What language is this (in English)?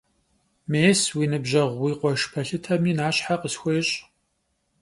Kabardian